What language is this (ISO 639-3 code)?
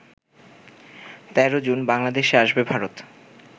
ben